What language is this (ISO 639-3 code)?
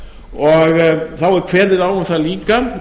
isl